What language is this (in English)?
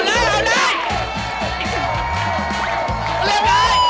Thai